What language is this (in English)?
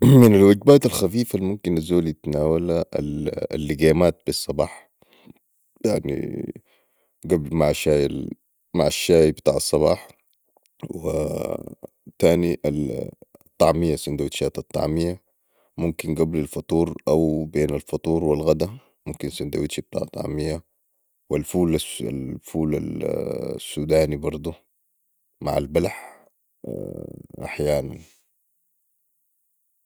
Sudanese Arabic